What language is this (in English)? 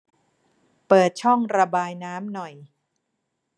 Thai